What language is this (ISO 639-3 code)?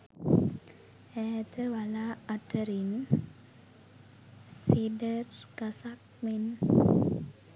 sin